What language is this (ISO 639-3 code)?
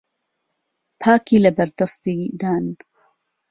ckb